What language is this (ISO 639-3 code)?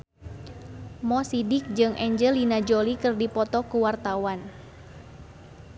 sun